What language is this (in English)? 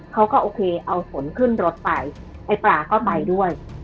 Thai